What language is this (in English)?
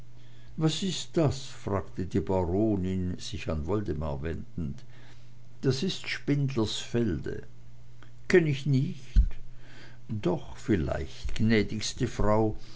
German